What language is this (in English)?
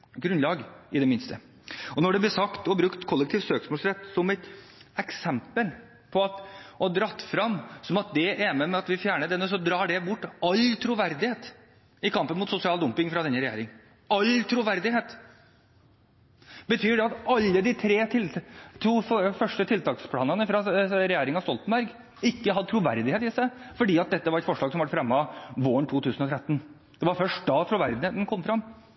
Norwegian Bokmål